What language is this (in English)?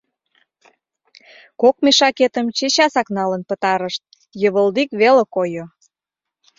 Mari